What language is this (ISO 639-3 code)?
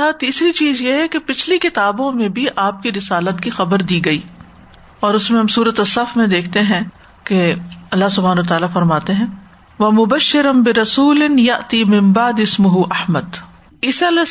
urd